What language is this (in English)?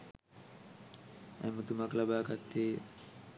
Sinhala